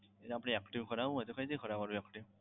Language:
Gujarati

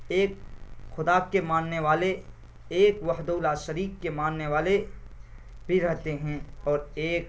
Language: Urdu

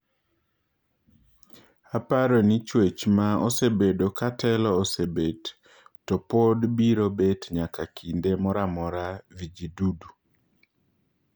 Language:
Luo (Kenya and Tanzania)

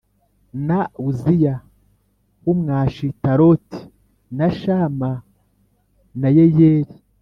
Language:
Kinyarwanda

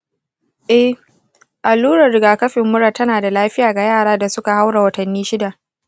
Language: Hausa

